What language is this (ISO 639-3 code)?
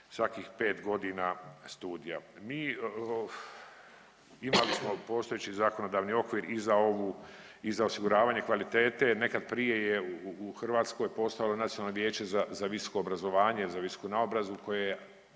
hrv